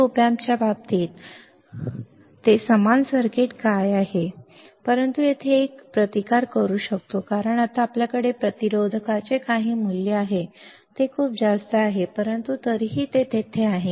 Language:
Marathi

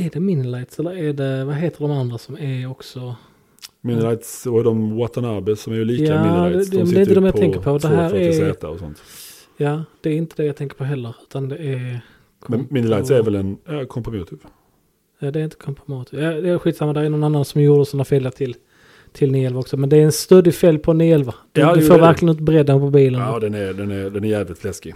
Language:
Swedish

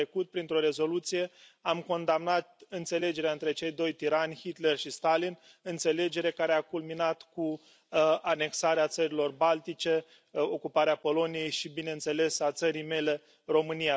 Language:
Romanian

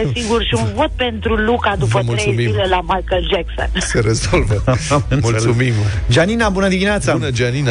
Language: Romanian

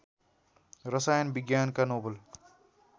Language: Nepali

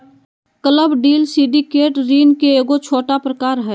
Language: Magahi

